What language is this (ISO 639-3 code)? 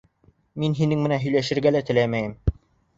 bak